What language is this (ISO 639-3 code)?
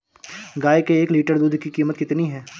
hin